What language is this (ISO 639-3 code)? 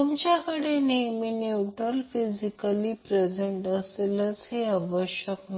mar